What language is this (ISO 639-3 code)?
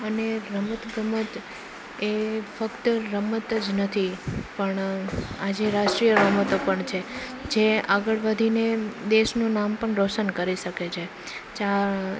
guj